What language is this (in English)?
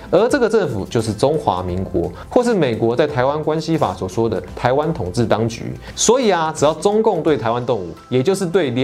Chinese